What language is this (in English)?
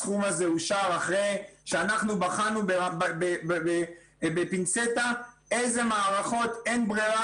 Hebrew